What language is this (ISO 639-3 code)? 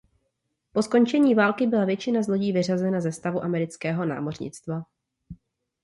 ces